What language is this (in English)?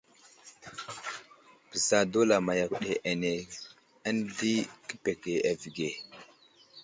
Wuzlam